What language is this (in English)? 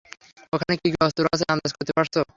Bangla